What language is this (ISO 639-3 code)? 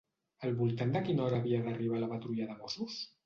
cat